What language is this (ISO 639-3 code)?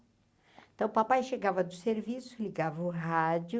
por